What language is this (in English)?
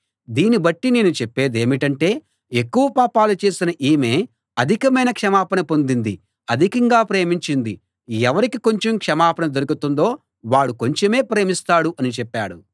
Telugu